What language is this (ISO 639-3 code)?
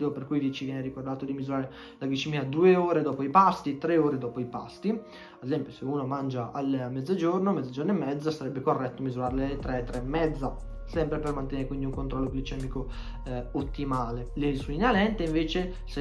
ita